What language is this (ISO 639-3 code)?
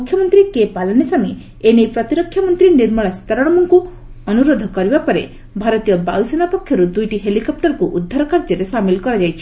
ori